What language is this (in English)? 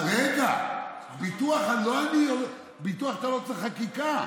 Hebrew